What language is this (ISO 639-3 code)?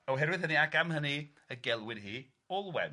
cym